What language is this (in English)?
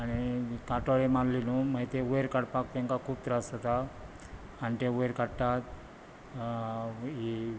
Konkani